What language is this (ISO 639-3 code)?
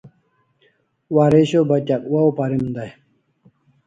kls